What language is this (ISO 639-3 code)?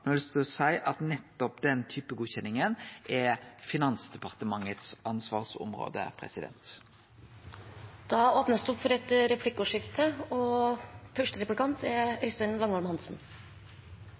nor